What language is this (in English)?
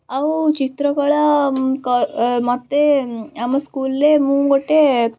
Odia